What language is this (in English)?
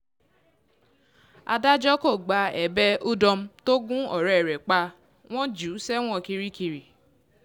Yoruba